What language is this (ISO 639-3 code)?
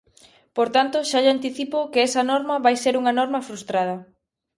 glg